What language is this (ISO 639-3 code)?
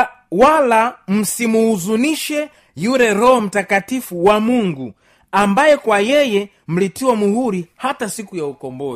swa